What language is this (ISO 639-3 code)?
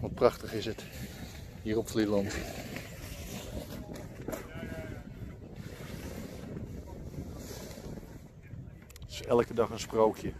nld